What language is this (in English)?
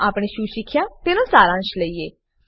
Gujarati